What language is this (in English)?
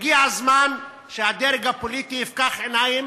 Hebrew